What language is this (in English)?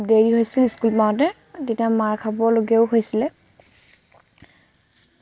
Assamese